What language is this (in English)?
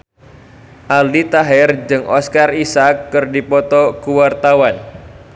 Sundanese